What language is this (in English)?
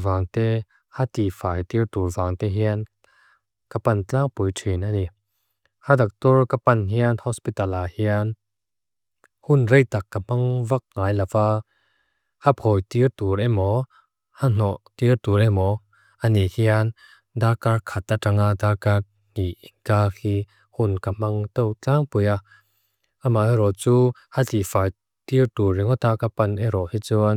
Mizo